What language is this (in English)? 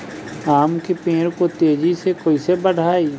Bhojpuri